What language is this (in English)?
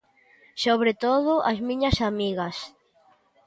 Galician